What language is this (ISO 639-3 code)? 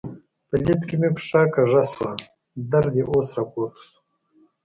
pus